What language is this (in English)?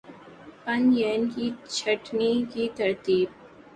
Urdu